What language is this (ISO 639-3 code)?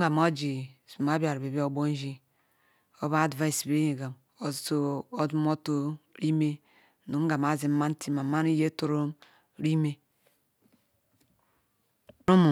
ikw